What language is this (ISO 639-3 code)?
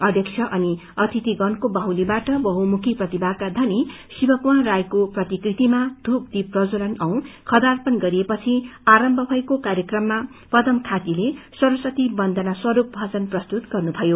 nep